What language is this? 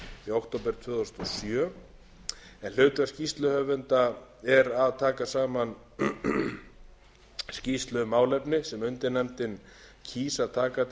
Icelandic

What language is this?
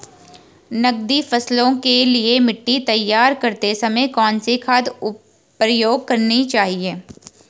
Hindi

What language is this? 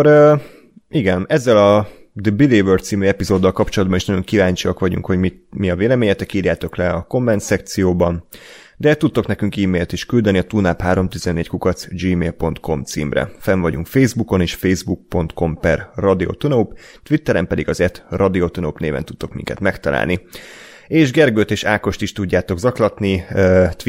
Hungarian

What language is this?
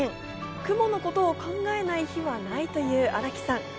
Japanese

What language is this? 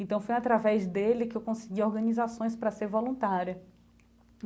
Portuguese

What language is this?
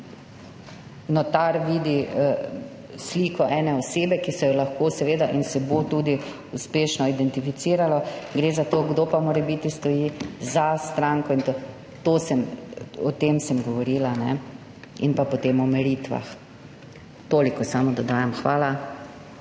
Slovenian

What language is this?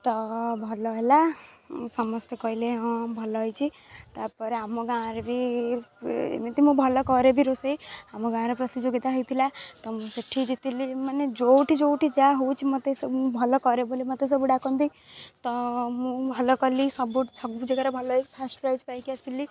Odia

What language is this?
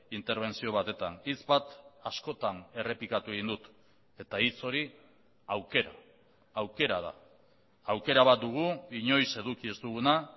Basque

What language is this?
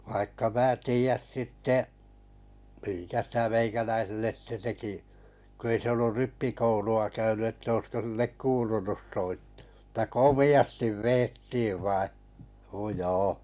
Finnish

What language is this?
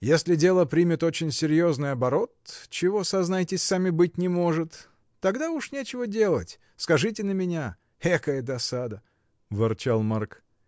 Russian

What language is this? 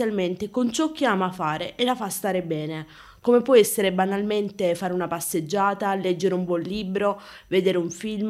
Italian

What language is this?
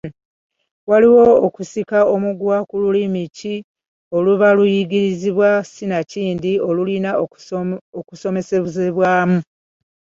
Ganda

